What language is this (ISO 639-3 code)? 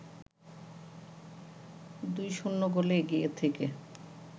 ben